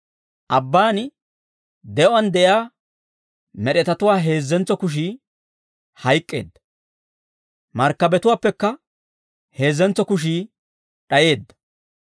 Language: Dawro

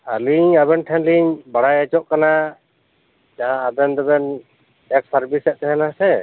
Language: Santali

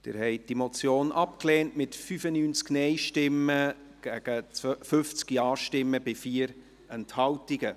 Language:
Swiss German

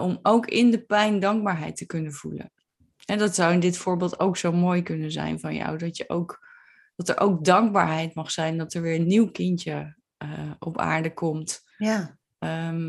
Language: Dutch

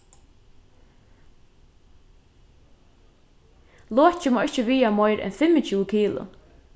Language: Faroese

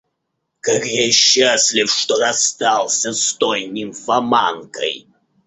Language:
Russian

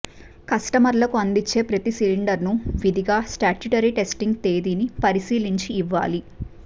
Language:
Telugu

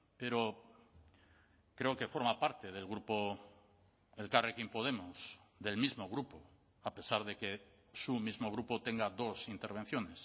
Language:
Spanish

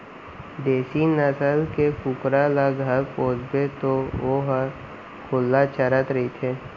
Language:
Chhattisgarhi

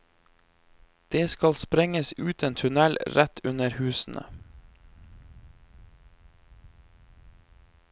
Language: Norwegian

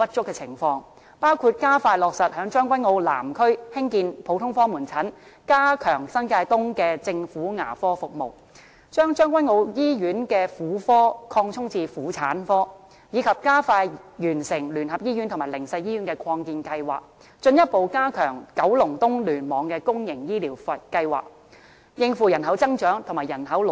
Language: Cantonese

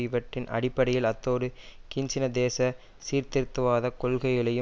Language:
Tamil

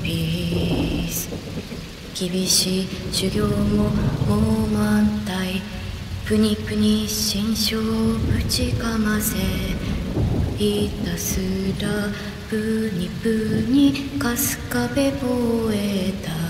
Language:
Japanese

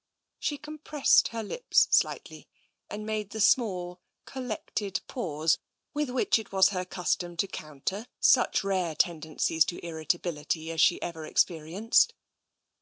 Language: English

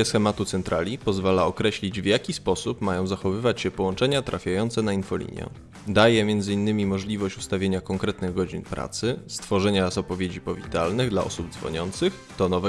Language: Polish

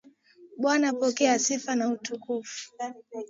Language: Swahili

